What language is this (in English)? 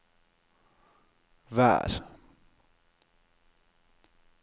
Norwegian